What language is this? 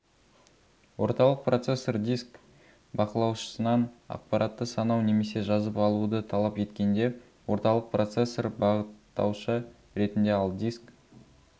Kazakh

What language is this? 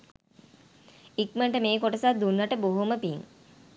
Sinhala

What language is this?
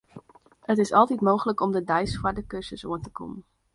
Western Frisian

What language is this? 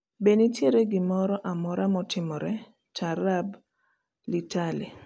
Luo (Kenya and Tanzania)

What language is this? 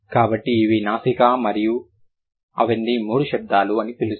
Telugu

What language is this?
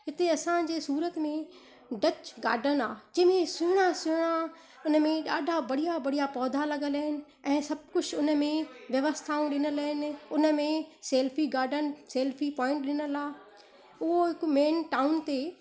Sindhi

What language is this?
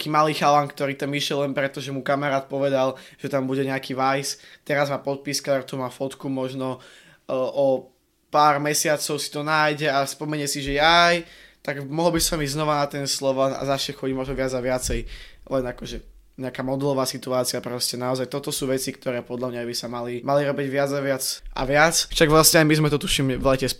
Slovak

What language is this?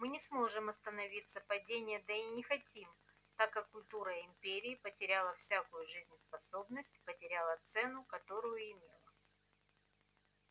Russian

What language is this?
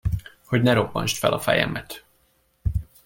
Hungarian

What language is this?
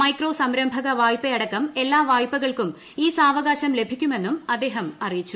Malayalam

